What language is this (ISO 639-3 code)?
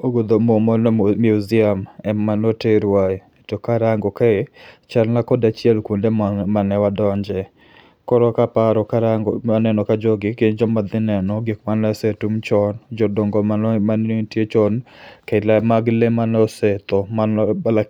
luo